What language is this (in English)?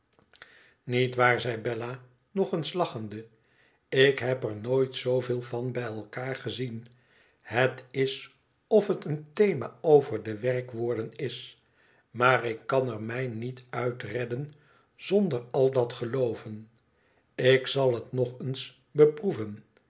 Dutch